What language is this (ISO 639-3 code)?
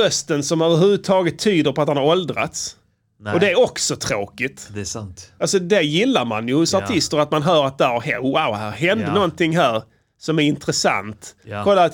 swe